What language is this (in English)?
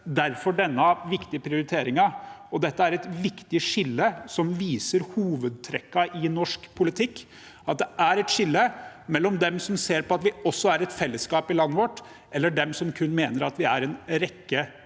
Norwegian